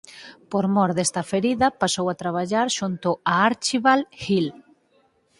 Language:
Galician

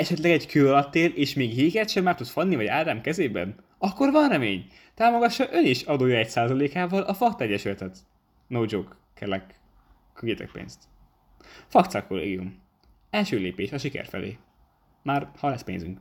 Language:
Hungarian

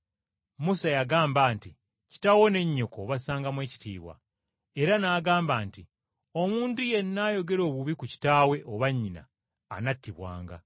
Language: Ganda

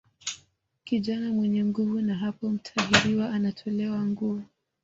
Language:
Swahili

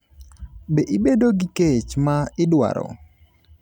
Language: Luo (Kenya and Tanzania)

